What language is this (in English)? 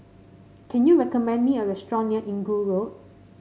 English